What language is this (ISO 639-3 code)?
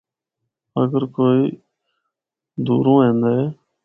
hno